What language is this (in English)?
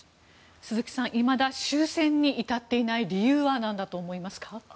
Japanese